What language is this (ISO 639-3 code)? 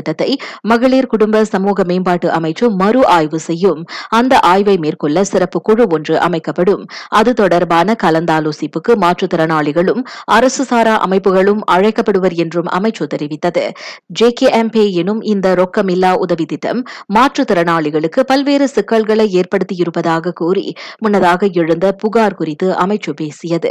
tam